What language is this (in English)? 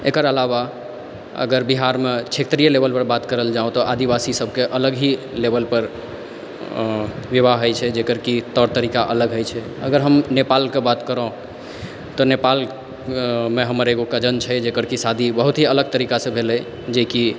Maithili